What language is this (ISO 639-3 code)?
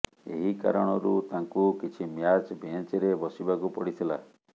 ori